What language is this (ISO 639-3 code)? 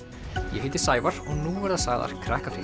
isl